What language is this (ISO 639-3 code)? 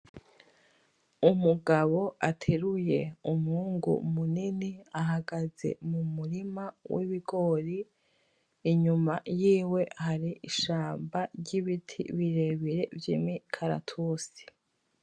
run